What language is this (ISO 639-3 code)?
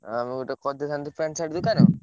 ori